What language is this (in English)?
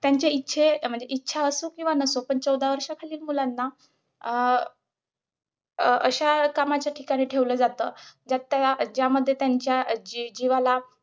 Marathi